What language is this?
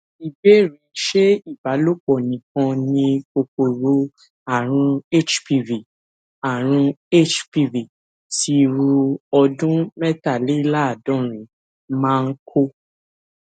Yoruba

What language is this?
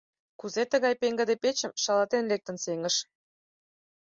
Mari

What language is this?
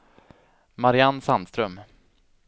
Swedish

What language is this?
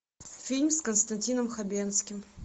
Russian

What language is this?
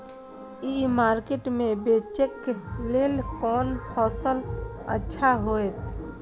Maithili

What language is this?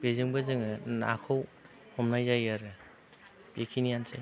Bodo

